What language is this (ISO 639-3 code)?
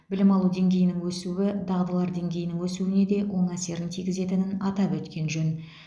kaz